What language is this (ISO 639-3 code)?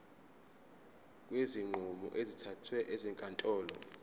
zul